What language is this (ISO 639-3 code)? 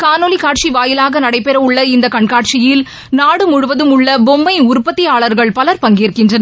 tam